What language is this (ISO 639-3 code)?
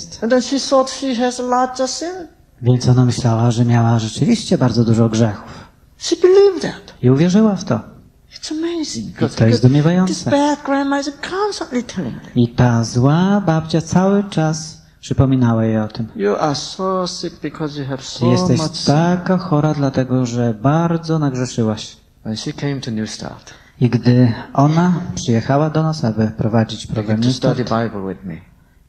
pol